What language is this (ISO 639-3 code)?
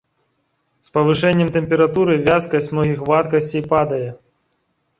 bel